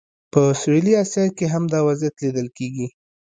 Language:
Pashto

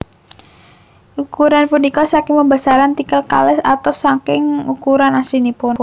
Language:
Javanese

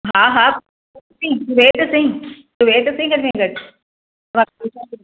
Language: Sindhi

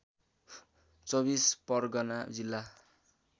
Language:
Nepali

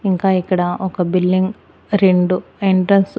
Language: Telugu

